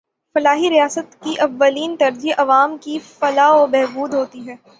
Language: Urdu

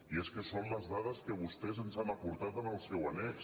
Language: Catalan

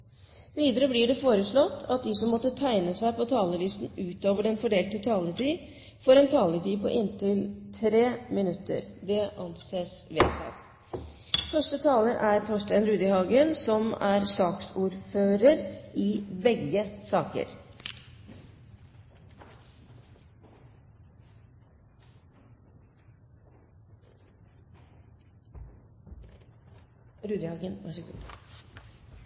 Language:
Norwegian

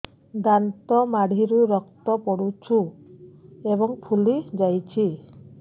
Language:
Odia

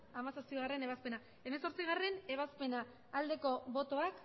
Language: Basque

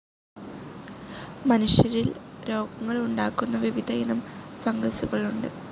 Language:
Malayalam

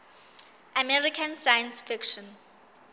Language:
Southern Sotho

